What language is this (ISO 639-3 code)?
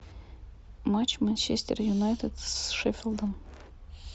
rus